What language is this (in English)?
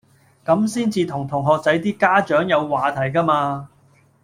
Cantonese